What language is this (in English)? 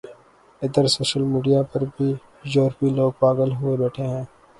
Urdu